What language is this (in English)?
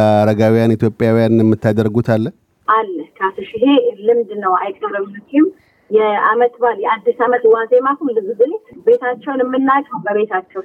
Amharic